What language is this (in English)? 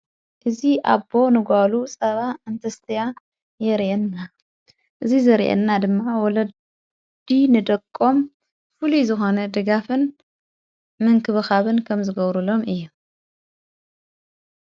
Tigrinya